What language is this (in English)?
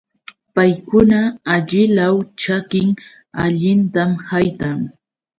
Yauyos Quechua